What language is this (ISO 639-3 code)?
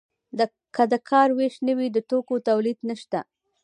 pus